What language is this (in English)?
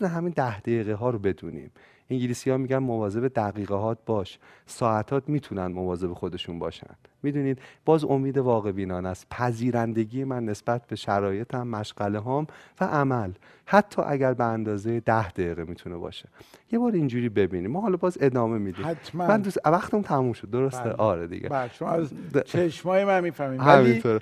Persian